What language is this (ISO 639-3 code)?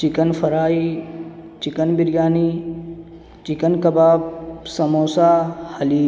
urd